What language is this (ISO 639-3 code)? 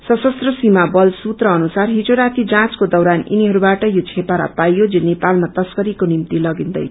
nep